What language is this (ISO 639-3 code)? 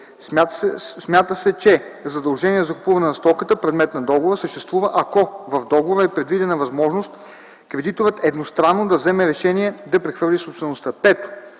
bul